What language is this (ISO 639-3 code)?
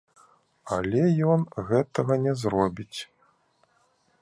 bel